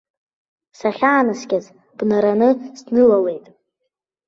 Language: Abkhazian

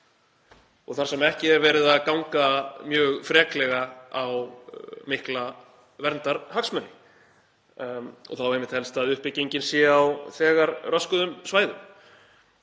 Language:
Icelandic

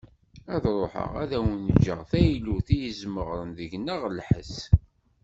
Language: Kabyle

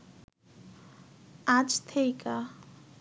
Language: Bangla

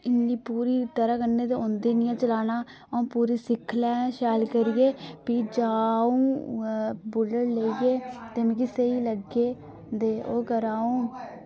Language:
Dogri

